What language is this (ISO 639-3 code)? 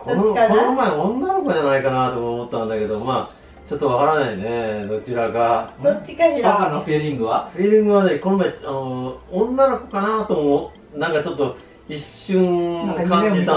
jpn